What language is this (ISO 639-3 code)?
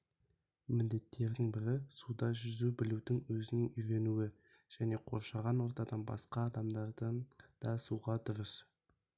kaz